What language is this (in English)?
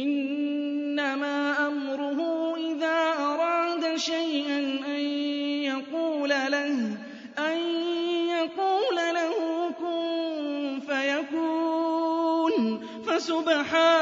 Arabic